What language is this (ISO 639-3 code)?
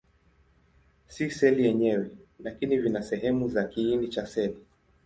swa